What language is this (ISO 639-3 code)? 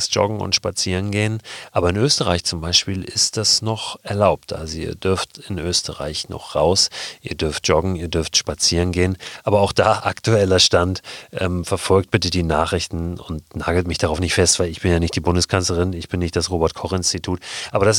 deu